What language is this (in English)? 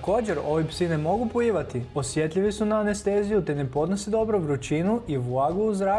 Croatian